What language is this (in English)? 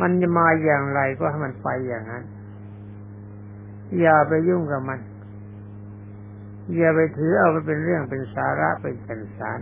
Thai